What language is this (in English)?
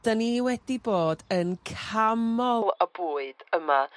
Welsh